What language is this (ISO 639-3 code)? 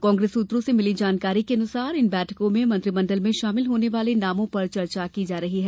hin